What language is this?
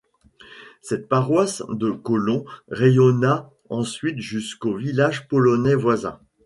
French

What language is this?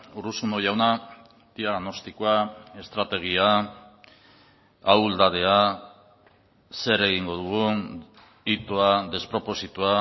Basque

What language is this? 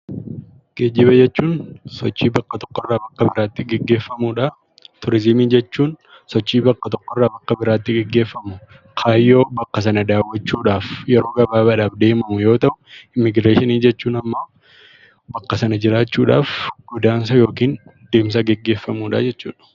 Oromo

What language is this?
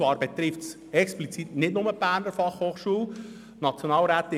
Swiss German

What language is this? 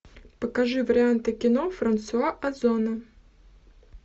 Russian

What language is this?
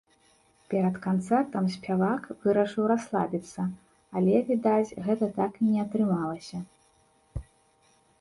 Belarusian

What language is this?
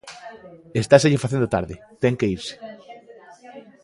Galician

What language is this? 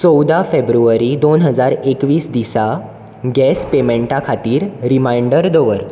Konkani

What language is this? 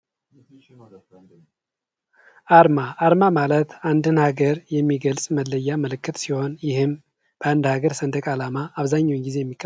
Amharic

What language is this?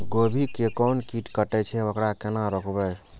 Maithili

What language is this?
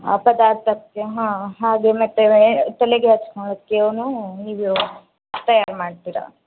Kannada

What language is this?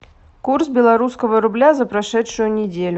Russian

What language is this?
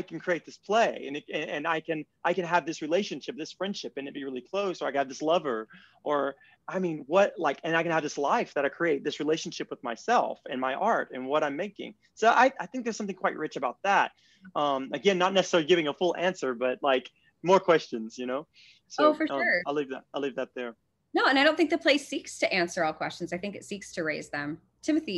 English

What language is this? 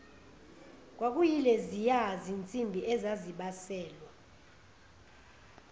Zulu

